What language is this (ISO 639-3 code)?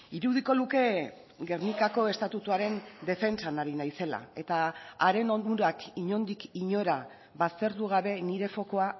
eus